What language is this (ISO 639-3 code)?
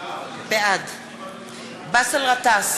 heb